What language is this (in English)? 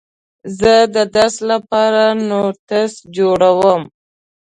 Pashto